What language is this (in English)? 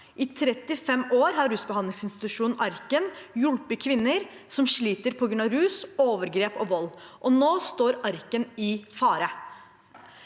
Norwegian